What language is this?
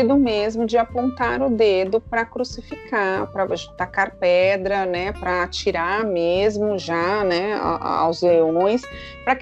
Portuguese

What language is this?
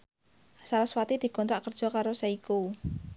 Javanese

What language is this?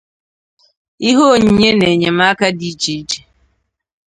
Igbo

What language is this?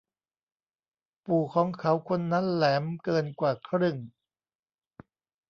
Thai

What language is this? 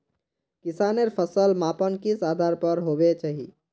Magahi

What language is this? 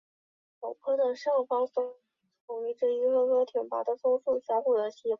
Chinese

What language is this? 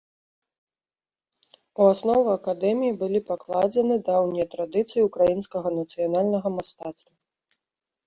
Belarusian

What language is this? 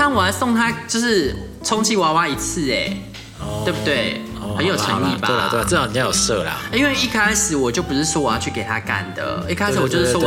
Chinese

